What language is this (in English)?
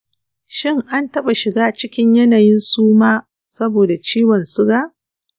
Hausa